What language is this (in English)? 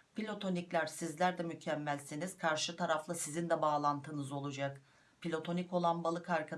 Turkish